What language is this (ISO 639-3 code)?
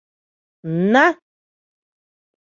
chm